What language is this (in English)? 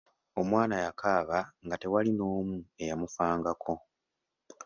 Ganda